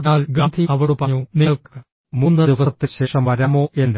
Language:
Malayalam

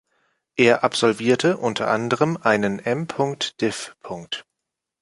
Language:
German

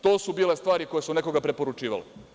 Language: Serbian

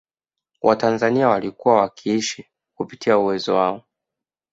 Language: Swahili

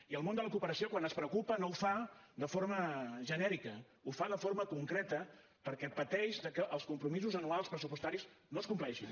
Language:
Catalan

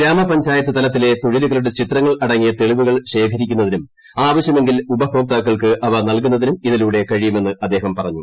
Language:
Malayalam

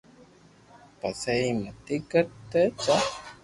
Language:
Loarki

